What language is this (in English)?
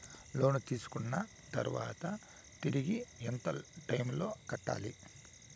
Telugu